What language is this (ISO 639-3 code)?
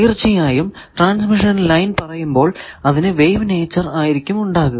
mal